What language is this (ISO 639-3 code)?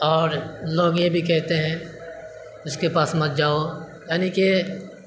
urd